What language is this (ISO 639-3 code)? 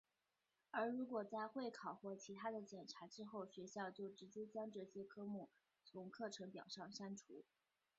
zho